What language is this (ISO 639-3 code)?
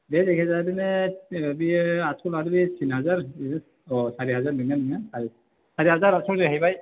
brx